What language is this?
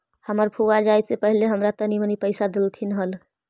Magahi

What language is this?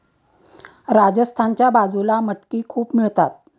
Marathi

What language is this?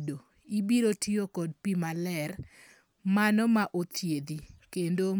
Luo (Kenya and Tanzania)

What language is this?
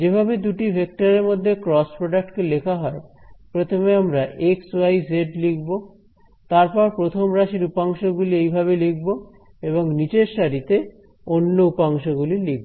Bangla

